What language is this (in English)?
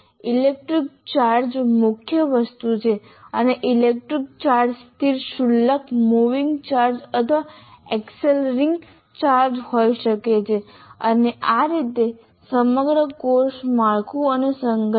Gujarati